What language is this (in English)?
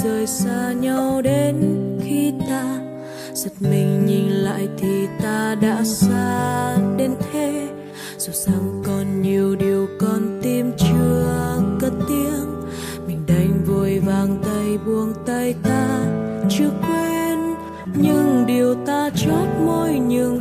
Vietnamese